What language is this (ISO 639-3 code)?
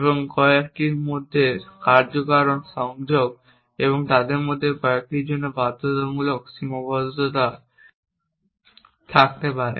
ben